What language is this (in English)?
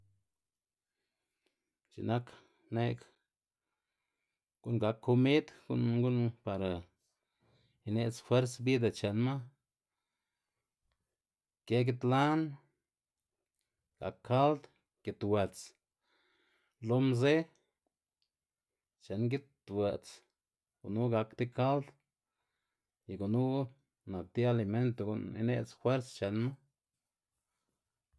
Xanaguía Zapotec